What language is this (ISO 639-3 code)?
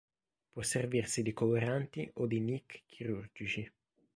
ita